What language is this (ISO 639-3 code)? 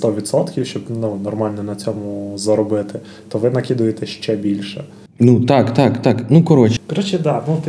ukr